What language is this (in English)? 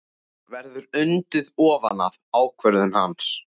Icelandic